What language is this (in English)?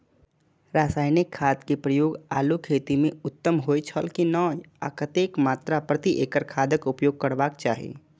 Maithili